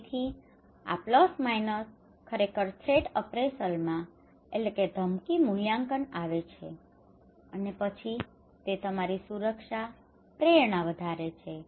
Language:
Gujarati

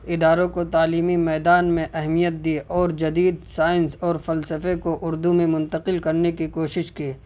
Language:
Urdu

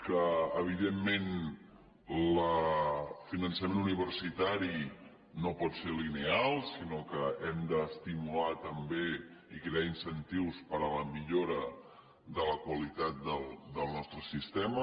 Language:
Catalan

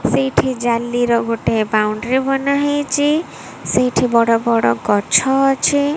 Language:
Odia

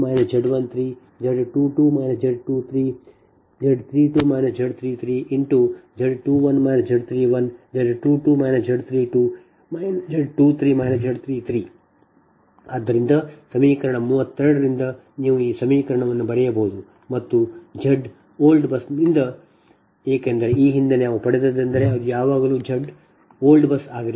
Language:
Kannada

